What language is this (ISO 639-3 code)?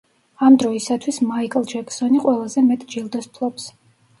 kat